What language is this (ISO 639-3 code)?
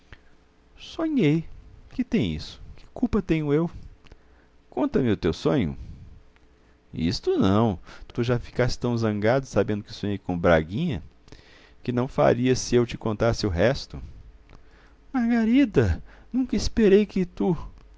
por